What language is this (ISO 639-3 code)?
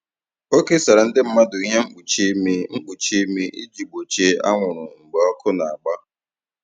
ibo